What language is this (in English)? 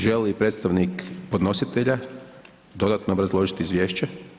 Croatian